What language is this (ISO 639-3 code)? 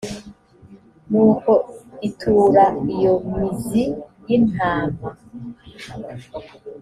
kin